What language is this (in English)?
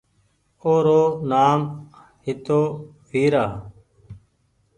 Goaria